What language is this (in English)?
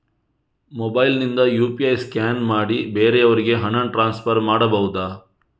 Kannada